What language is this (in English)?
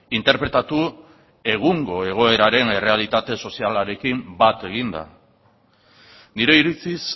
Basque